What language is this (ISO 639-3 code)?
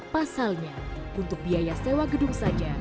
ind